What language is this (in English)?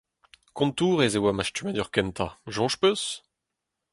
Breton